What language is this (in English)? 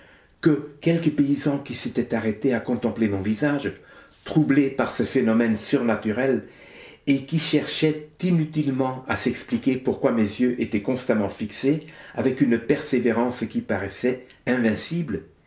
French